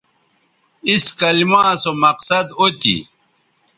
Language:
Bateri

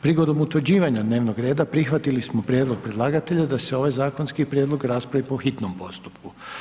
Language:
Croatian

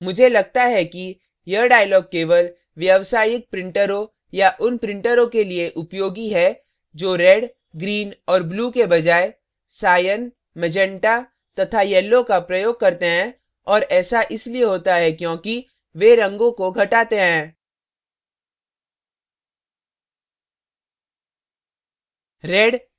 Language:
Hindi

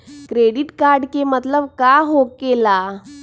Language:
Magahi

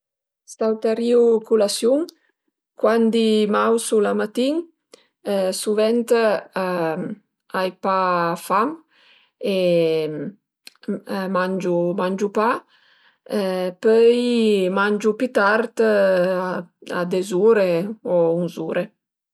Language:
Piedmontese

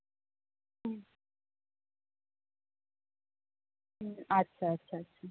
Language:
Santali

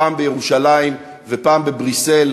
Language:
Hebrew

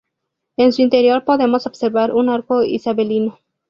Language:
Spanish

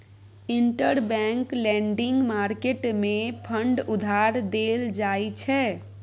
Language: Maithili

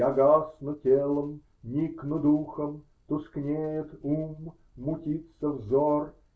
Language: Russian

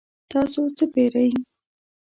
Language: Pashto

